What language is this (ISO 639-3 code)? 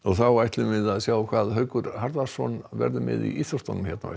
isl